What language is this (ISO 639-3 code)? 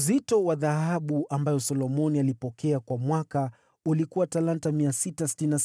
swa